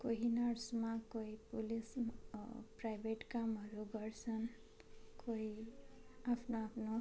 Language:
Nepali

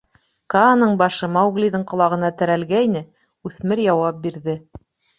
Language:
Bashkir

